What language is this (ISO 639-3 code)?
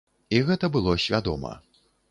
bel